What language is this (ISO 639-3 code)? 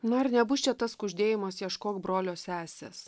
lit